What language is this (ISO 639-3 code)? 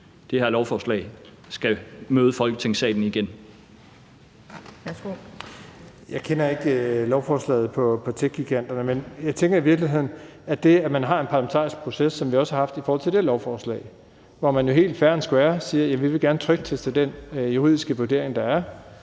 dan